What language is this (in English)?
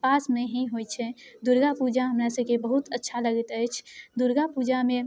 Maithili